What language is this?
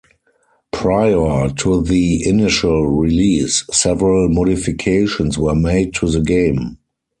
English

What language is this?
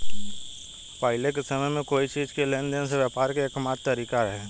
Bhojpuri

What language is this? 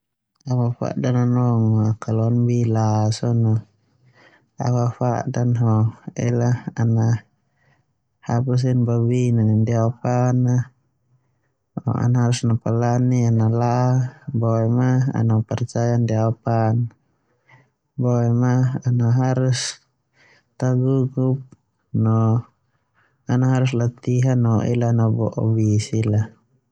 Termanu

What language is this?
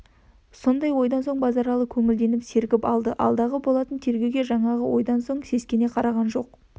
Kazakh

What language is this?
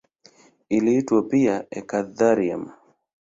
Swahili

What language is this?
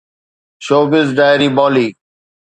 Sindhi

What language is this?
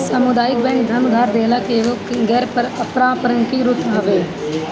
Bhojpuri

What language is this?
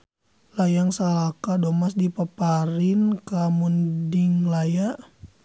Sundanese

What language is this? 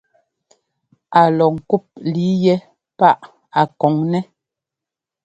Ngomba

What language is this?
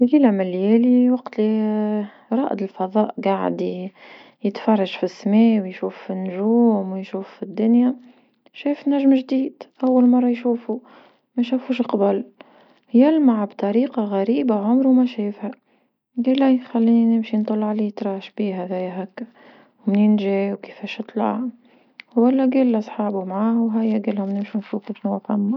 Tunisian Arabic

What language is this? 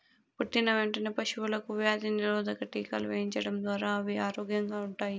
Telugu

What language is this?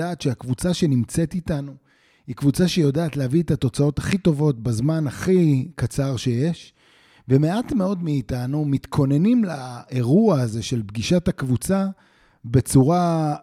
Hebrew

